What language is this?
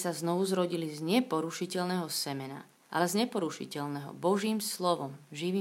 Slovak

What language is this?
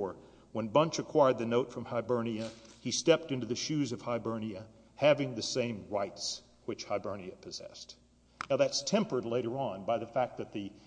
English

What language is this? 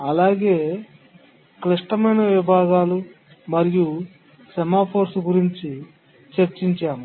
Telugu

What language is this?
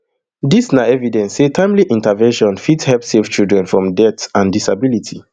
Nigerian Pidgin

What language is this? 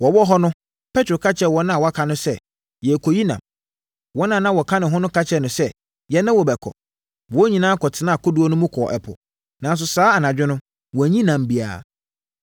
Akan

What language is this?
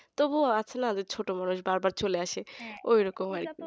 Bangla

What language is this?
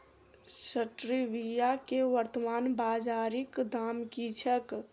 Maithili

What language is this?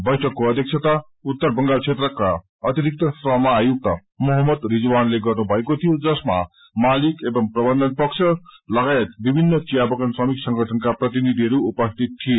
Nepali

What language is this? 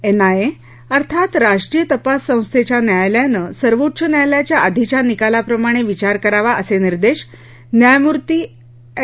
Marathi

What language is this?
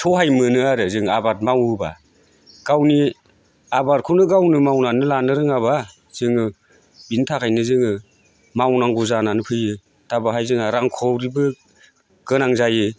Bodo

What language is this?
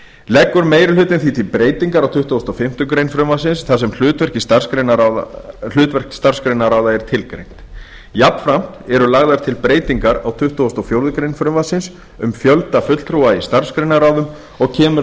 Icelandic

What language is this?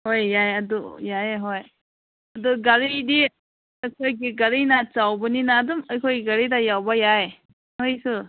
Manipuri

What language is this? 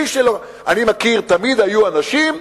Hebrew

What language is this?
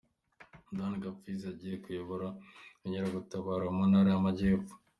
Kinyarwanda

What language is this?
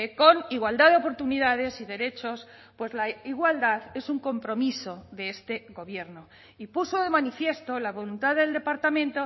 Spanish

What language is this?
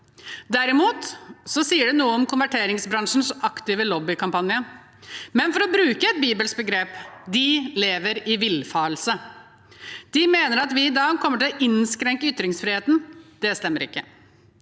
Norwegian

